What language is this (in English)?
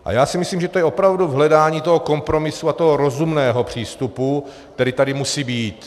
Czech